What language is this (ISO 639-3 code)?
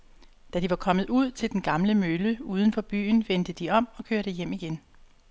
dan